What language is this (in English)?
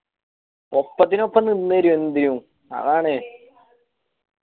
Malayalam